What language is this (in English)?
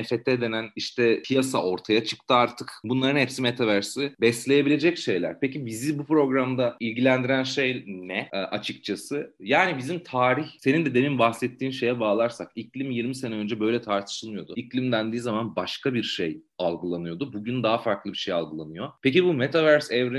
Turkish